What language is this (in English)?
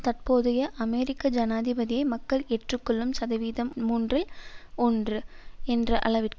Tamil